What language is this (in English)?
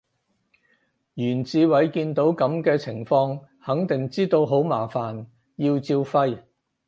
Cantonese